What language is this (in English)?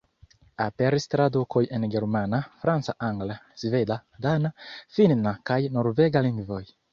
Esperanto